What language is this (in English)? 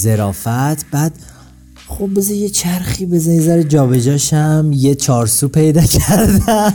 Persian